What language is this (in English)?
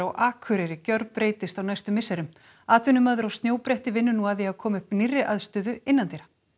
Icelandic